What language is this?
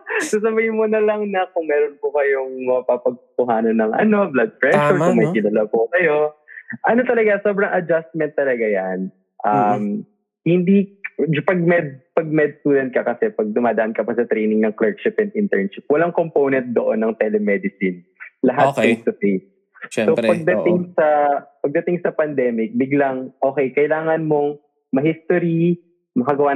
Filipino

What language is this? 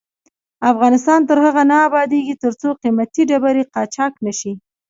Pashto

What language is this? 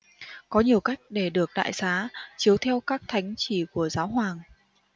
Vietnamese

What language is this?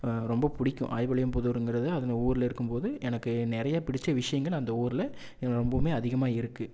Tamil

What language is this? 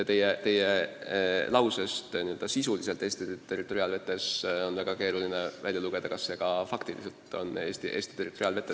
Estonian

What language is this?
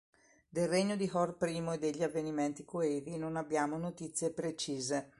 Italian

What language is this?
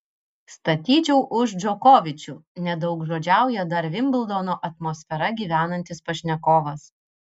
Lithuanian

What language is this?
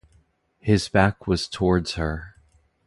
English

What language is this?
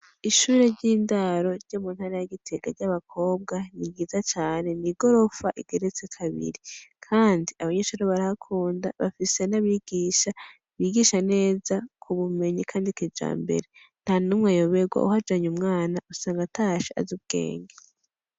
Rundi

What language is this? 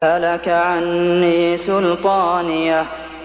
Arabic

